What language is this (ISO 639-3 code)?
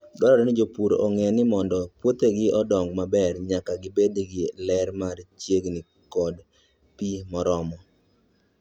luo